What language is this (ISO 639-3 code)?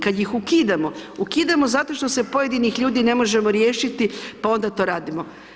hrv